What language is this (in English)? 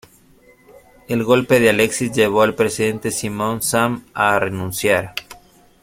Spanish